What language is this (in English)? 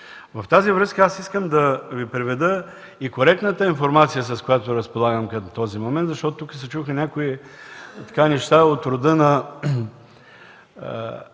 Bulgarian